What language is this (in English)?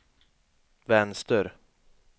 Swedish